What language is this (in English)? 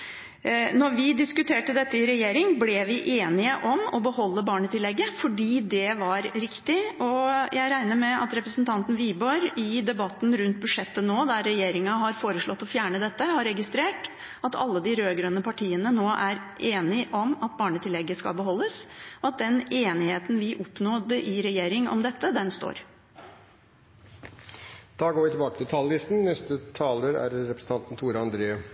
Norwegian